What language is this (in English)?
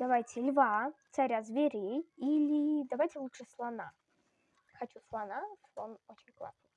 Russian